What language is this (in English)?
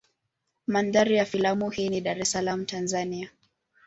Swahili